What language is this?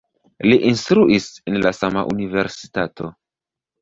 Esperanto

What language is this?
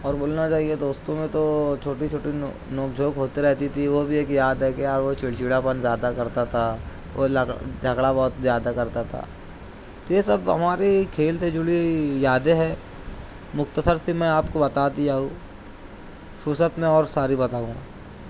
Urdu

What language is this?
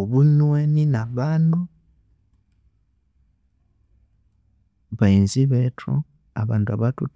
Konzo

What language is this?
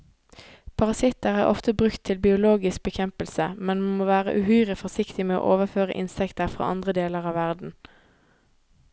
Norwegian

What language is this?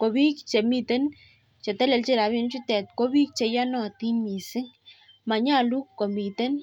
Kalenjin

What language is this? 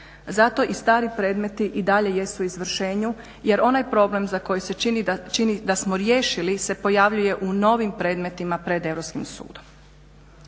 Croatian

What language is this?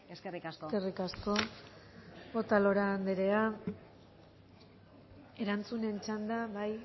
Basque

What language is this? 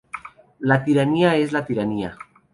Spanish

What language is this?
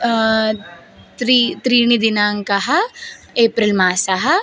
Sanskrit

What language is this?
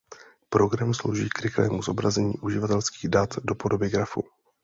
Czech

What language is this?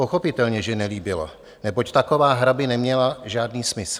Czech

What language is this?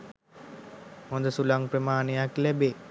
Sinhala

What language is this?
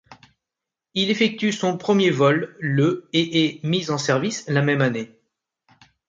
French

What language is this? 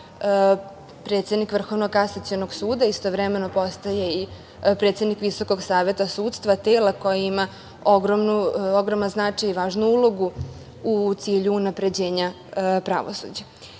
Serbian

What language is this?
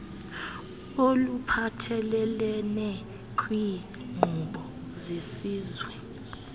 Xhosa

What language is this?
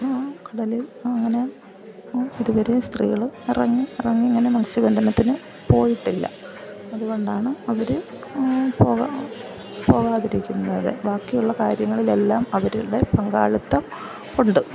Malayalam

